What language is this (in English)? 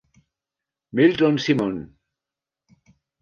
French